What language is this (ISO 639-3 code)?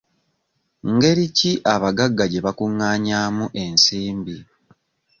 lug